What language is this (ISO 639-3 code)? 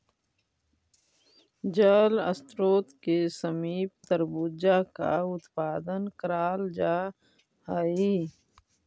mag